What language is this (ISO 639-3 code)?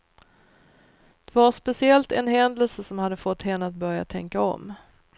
swe